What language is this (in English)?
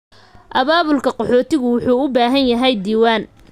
Somali